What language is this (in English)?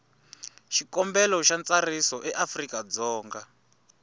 Tsonga